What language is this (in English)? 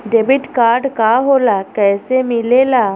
Bhojpuri